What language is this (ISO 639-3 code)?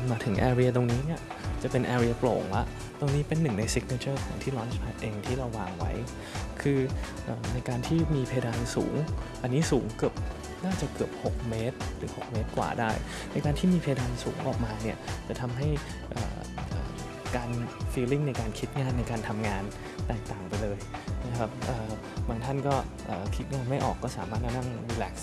tha